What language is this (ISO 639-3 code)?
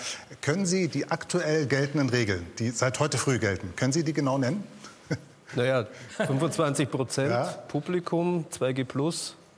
deu